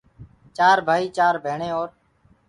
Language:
Gurgula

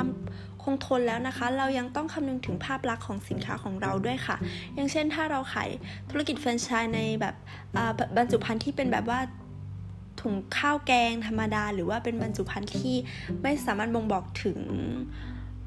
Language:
Thai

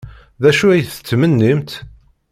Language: Kabyle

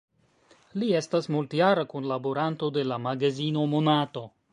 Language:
Esperanto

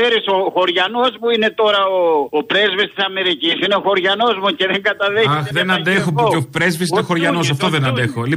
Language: Greek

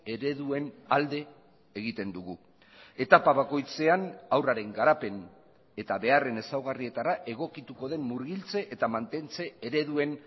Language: Basque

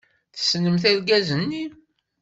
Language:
Kabyle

